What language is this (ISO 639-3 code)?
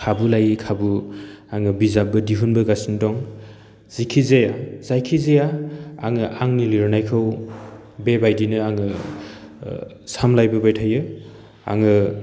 brx